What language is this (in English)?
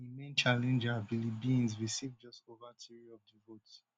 Nigerian Pidgin